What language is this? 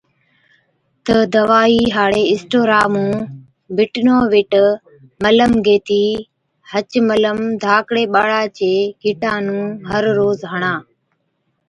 Od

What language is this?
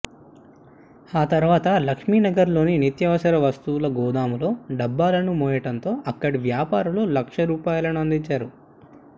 Telugu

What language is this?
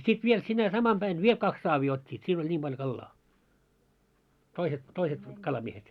Finnish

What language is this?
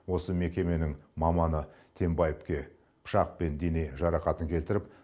Kazakh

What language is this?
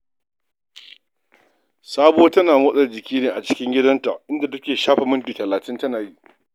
Hausa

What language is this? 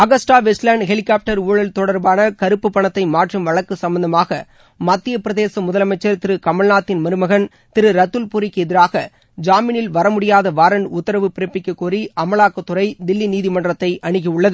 Tamil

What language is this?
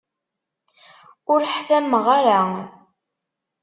Kabyle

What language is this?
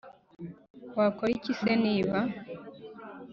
Kinyarwanda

